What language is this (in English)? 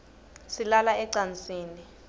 Swati